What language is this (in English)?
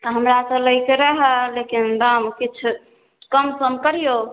Maithili